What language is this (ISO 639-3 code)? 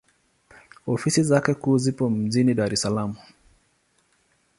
swa